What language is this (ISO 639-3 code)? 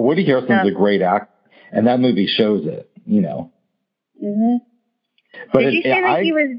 eng